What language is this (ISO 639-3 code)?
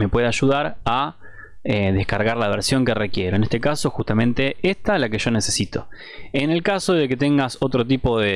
spa